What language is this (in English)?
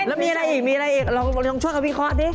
Thai